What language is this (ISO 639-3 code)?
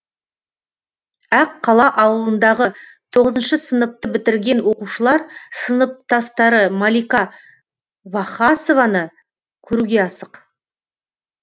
kaz